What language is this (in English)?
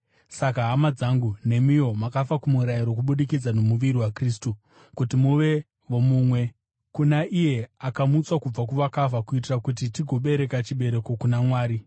Shona